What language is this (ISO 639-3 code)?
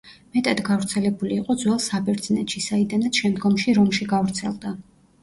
kat